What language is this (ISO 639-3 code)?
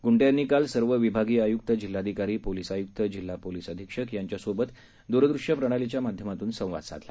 mar